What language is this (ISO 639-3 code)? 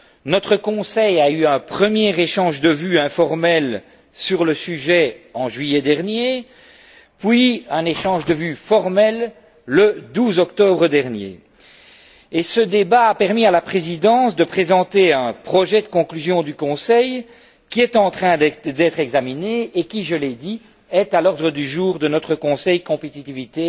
fra